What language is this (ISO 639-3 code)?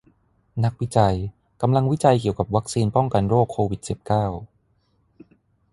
tha